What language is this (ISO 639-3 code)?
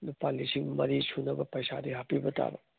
mni